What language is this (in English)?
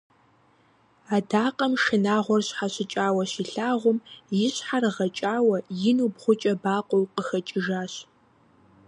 Kabardian